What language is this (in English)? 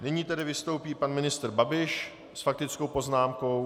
Czech